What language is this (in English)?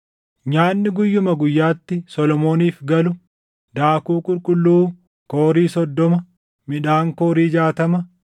Oromo